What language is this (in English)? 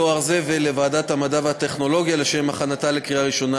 Hebrew